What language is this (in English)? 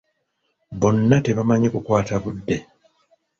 Ganda